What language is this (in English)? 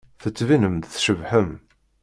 Kabyle